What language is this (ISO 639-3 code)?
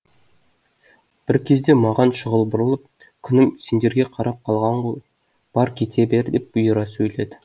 kaz